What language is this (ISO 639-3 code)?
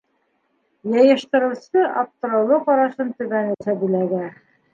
bak